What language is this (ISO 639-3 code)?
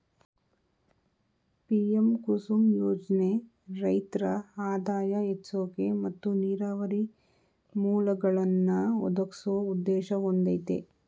kan